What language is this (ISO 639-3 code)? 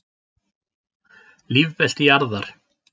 isl